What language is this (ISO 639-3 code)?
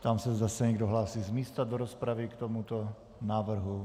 ces